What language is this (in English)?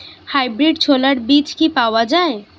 Bangla